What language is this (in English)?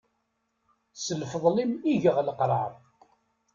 Kabyle